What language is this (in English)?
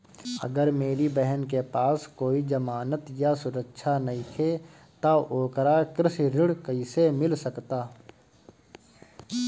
Bhojpuri